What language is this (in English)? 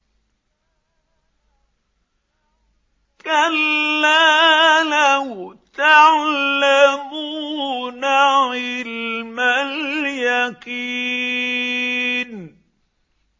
Arabic